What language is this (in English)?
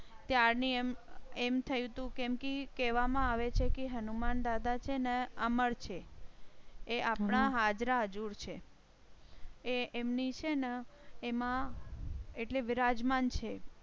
Gujarati